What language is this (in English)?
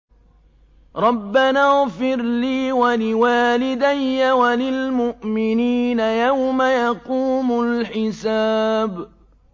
Arabic